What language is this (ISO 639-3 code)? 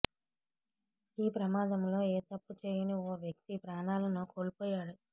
tel